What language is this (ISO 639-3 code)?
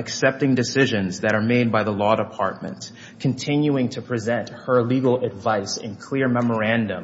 eng